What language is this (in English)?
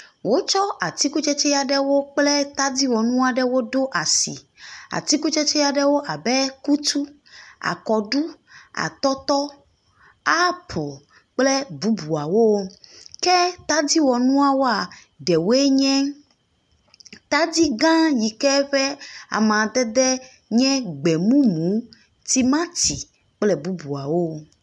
Ewe